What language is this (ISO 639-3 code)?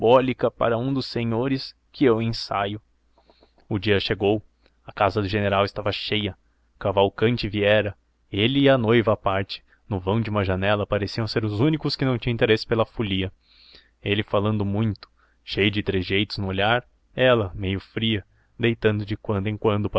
por